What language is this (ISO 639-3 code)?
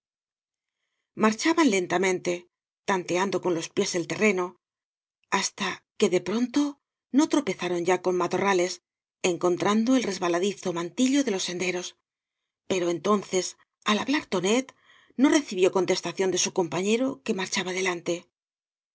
spa